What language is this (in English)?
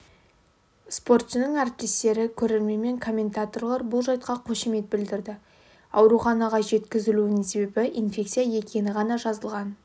Kazakh